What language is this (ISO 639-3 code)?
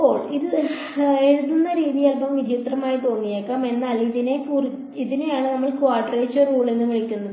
mal